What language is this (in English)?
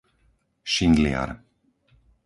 Slovak